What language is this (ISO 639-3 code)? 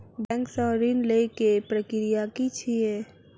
mai